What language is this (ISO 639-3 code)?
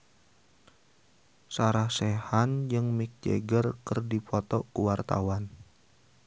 sun